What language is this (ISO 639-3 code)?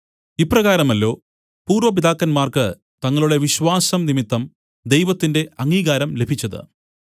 mal